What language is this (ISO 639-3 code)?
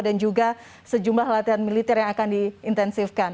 ind